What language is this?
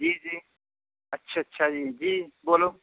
Urdu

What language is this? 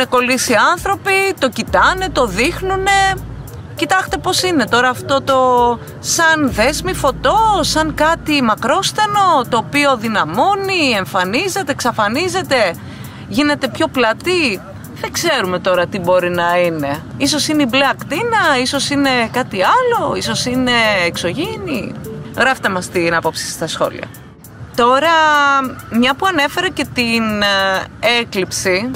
Greek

